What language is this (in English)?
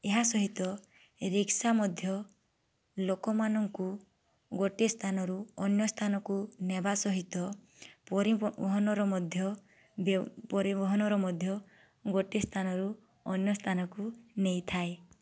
Odia